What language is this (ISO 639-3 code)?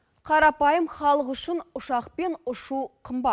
kaz